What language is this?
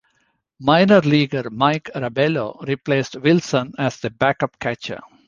English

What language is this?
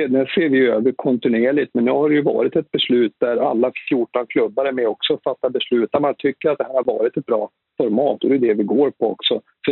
Swedish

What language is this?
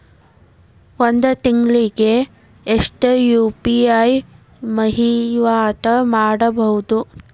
Kannada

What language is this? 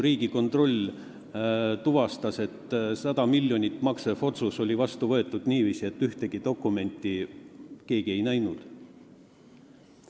Estonian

